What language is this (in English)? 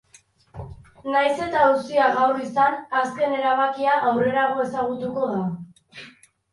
Basque